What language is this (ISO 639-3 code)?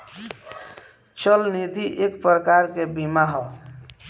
bho